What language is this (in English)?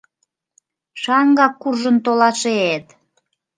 Mari